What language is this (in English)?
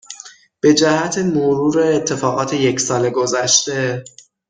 Persian